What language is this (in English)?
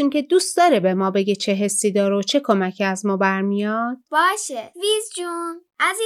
Persian